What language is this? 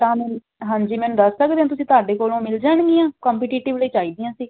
Punjabi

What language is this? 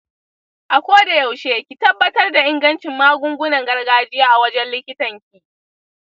Hausa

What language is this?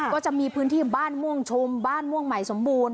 Thai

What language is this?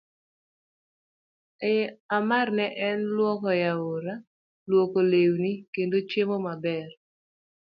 Luo (Kenya and Tanzania)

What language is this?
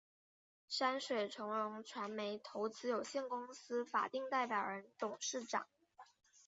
Chinese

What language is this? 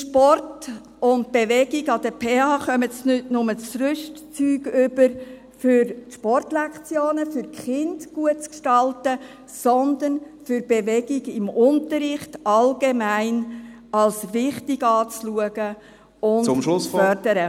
Swiss German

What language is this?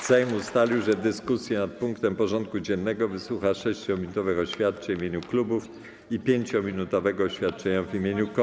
Polish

